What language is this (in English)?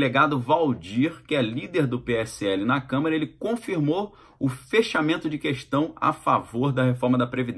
Portuguese